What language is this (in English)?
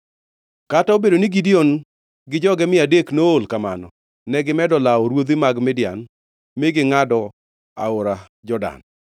Luo (Kenya and Tanzania)